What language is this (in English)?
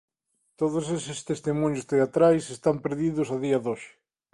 Galician